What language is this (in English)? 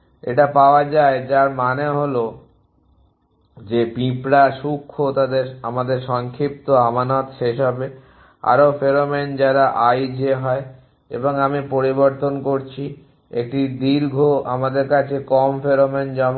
Bangla